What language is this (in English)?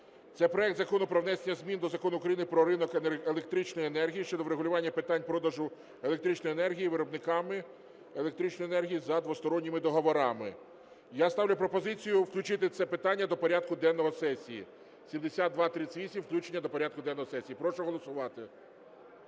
Ukrainian